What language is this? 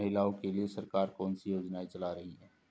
Hindi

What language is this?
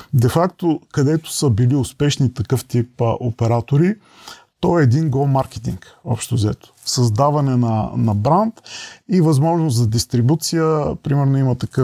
Bulgarian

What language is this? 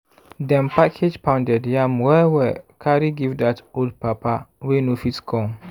Nigerian Pidgin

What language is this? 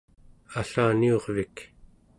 Central Yupik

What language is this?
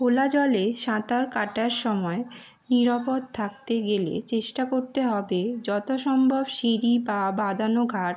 Bangla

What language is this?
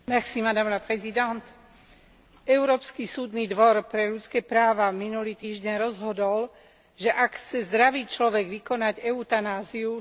Slovak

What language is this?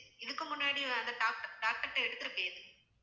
Tamil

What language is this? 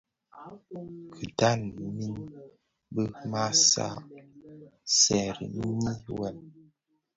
Bafia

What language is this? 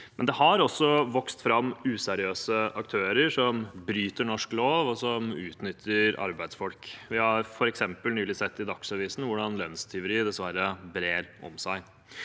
Norwegian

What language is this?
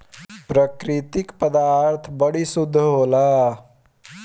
Bhojpuri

